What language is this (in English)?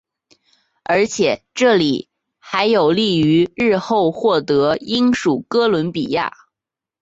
Chinese